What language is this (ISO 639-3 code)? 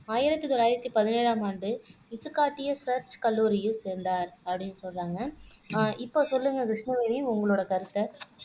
tam